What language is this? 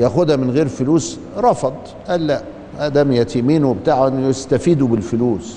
Arabic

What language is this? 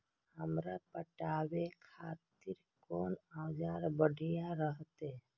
Maithili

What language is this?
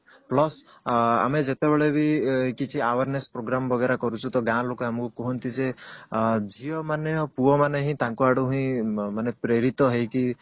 Odia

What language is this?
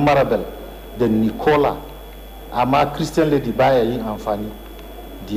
Swahili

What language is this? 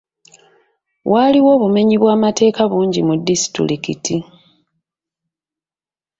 Ganda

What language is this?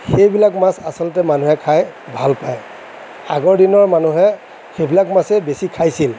Assamese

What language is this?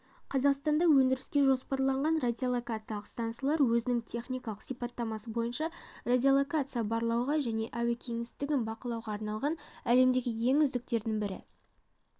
Kazakh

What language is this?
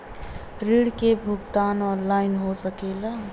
Bhojpuri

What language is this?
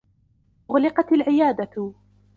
Arabic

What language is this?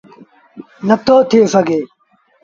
Sindhi Bhil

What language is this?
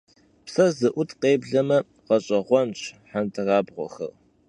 Kabardian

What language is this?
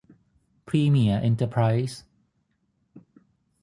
Thai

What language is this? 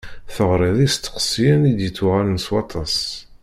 Kabyle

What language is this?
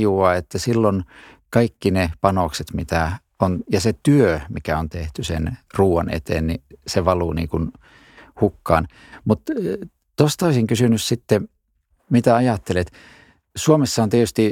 Finnish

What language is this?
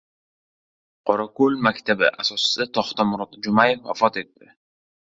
Uzbek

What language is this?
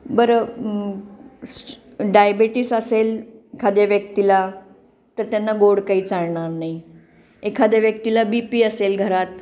Marathi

